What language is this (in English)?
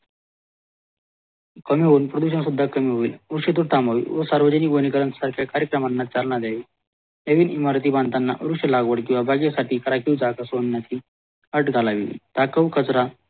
Marathi